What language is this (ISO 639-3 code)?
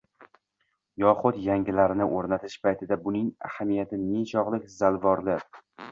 uzb